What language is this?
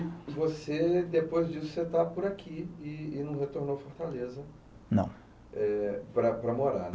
Portuguese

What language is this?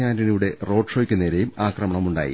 Malayalam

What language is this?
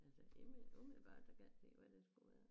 Danish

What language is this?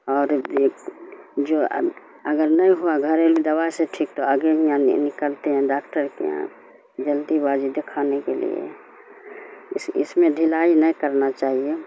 Urdu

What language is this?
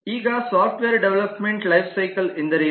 Kannada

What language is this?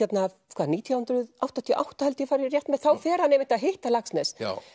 Icelandic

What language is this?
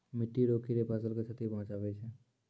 Maithili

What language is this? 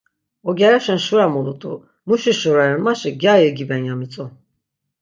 Laz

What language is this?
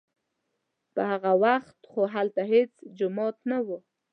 Pashto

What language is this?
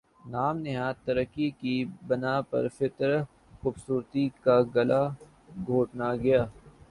Urdu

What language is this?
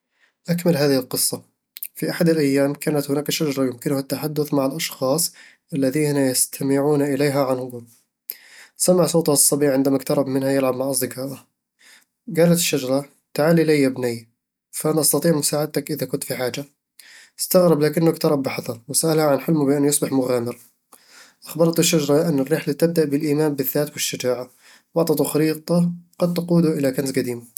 Eastern Egyptian Bedawi Arabic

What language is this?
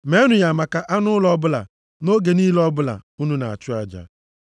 Igbo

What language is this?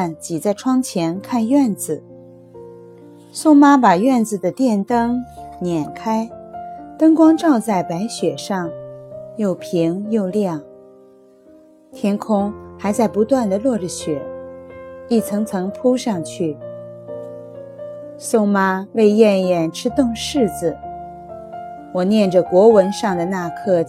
Chinese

